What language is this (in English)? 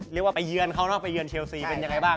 Thai